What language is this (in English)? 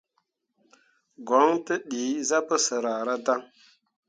Mundang